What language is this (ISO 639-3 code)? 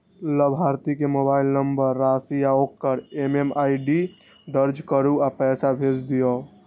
mai